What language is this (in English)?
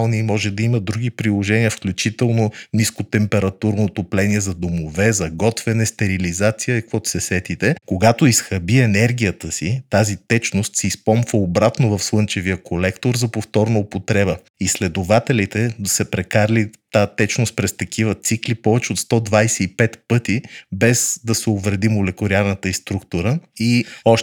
Bulgarian